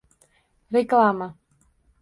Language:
Uzbek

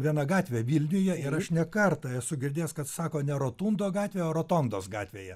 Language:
Lithuanian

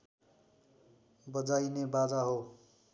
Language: Nepali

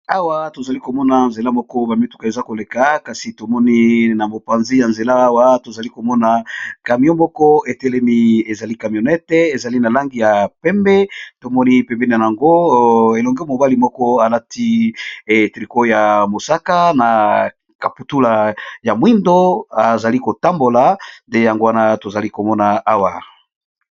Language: Lingala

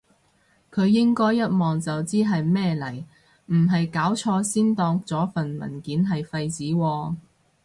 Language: Cantonese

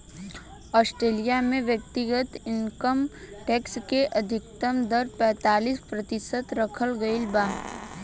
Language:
Bhojpuri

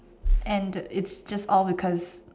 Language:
English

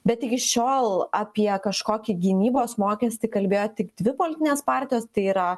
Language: Lithuanian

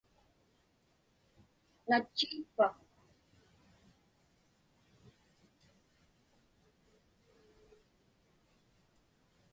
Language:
Inupiaq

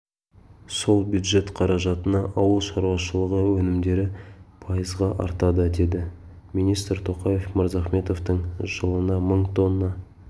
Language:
Kazakh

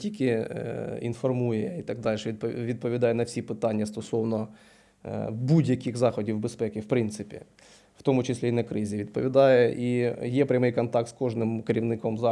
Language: Ukrainian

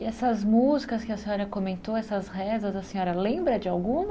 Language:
Portuguese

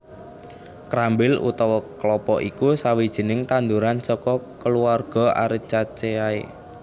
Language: Javanese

